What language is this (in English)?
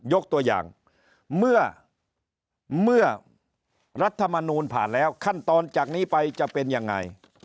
Thai